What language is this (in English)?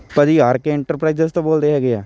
Punjabi